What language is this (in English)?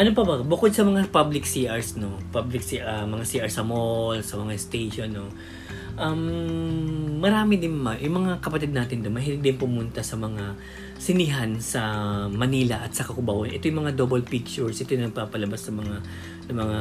Filipino